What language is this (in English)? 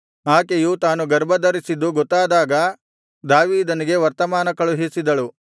Kannada